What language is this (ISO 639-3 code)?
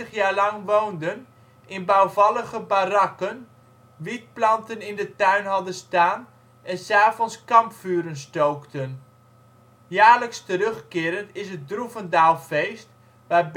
nld